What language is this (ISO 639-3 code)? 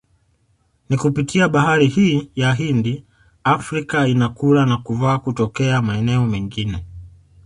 swa